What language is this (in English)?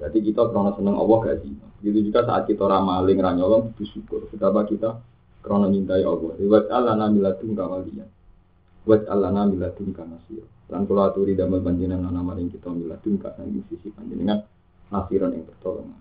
Indonesian